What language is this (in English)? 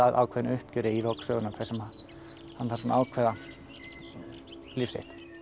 Icelandic